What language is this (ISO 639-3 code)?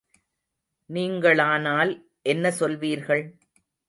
tam